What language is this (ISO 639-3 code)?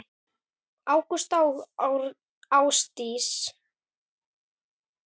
isl